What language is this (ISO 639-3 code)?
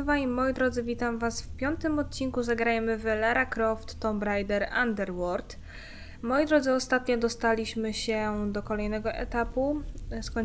pol